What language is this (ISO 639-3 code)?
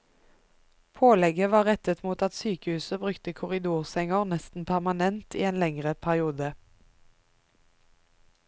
nor